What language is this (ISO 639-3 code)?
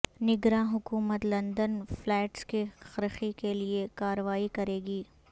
urd